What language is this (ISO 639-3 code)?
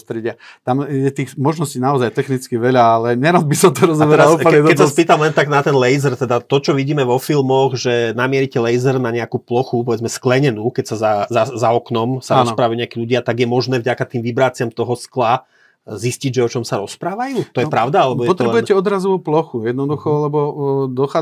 slk